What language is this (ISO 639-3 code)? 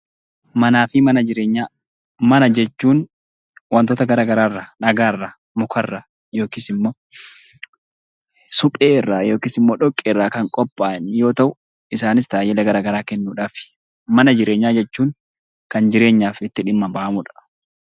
orm